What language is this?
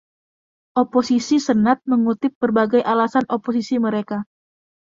Indonesian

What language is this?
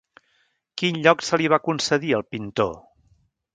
Catalan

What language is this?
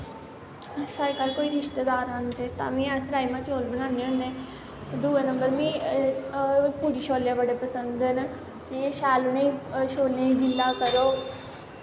Dogri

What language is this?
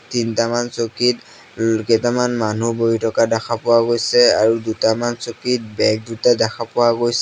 Assamese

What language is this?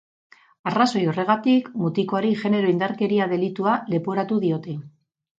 Basque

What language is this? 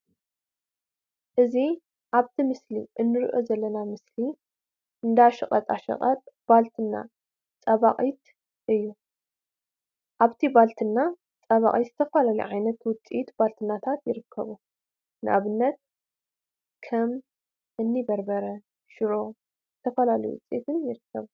Tigrinya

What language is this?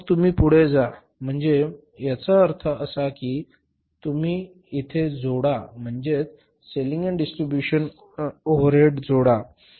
Marathi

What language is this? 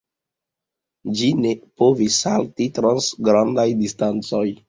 Esperanto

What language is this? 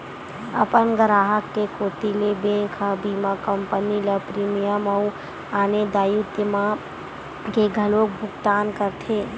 Chhattisgarhi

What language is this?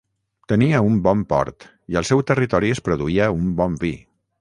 Catalan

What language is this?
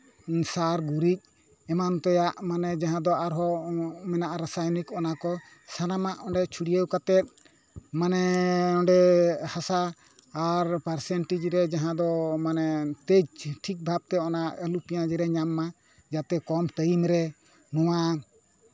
Santali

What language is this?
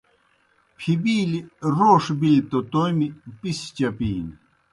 Kohistani Shina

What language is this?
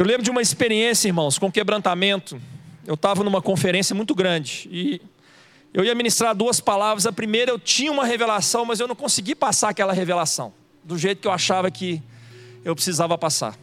Portuguese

